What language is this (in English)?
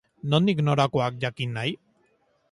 Basque